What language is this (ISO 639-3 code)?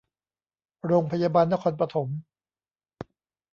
tha